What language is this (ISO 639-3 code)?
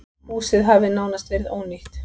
isl